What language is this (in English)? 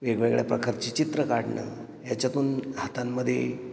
Marathi